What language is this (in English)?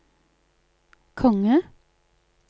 Norwegian